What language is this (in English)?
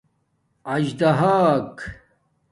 Domaaki